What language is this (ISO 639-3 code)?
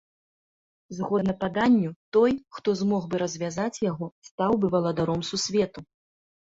bel